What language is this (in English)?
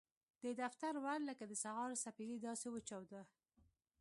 Pashto